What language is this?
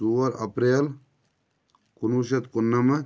Kashmiri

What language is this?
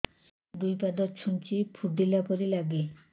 Odia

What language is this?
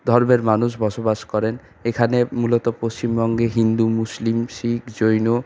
Bangla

